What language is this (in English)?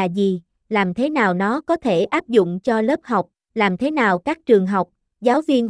Vietnamese